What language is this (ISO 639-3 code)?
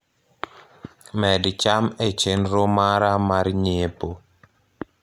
luo